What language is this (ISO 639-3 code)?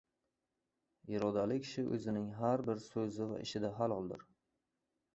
uzb